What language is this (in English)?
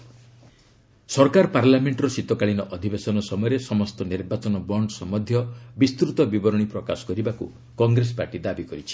Odia